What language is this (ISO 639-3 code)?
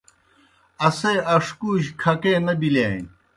plk